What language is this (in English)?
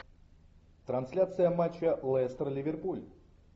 Russian